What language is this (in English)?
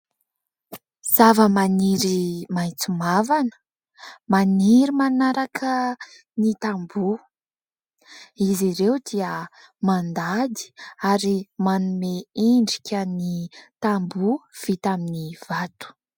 Malagasy